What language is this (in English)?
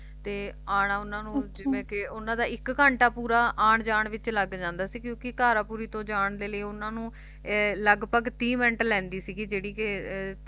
Punjabi